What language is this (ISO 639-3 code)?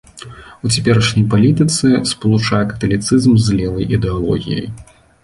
bel